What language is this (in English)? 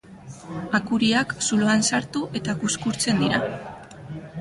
Basque